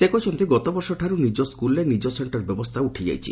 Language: Odia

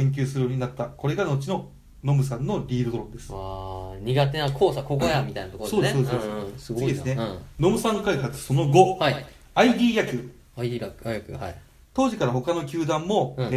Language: Japanese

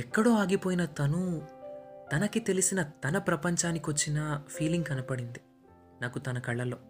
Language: Telugu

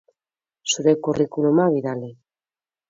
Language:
Basque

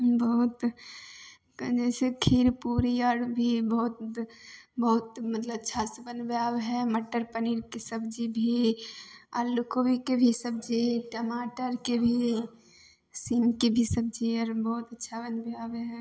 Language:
Maithili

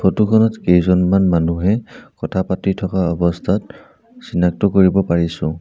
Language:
Assamese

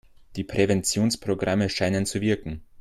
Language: German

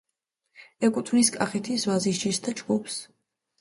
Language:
Georgian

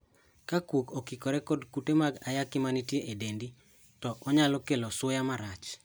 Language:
Luo (Kenya and Tanzania)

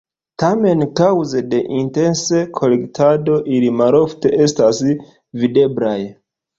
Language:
Esperanto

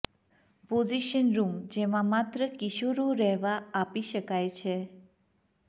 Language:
Gujarati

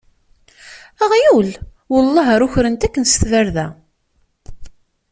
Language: Kabyle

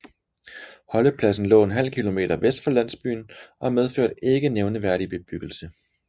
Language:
Danish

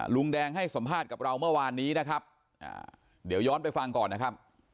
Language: Thai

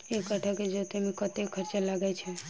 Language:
Maithili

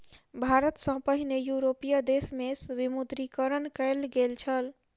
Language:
Maithili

